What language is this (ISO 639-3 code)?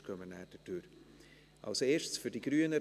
gsw